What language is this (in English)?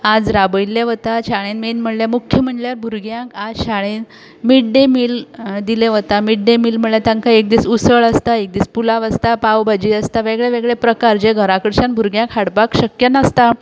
Konkani